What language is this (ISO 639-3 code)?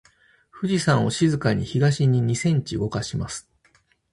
jpn